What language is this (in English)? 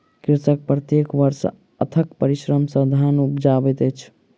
Maithili